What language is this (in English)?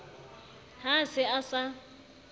Southern Sotho